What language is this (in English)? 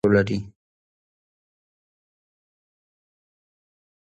Pashto